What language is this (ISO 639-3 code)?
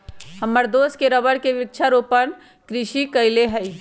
mag